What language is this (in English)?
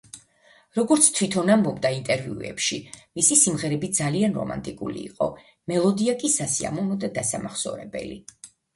Georgian